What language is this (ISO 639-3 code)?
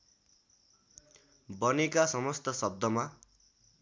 nep